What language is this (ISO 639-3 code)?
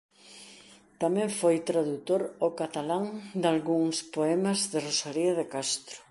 glg